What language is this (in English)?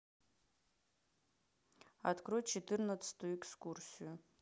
Russian